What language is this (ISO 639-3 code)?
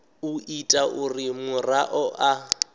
ven